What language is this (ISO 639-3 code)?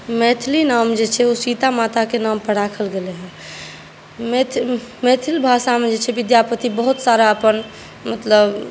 mai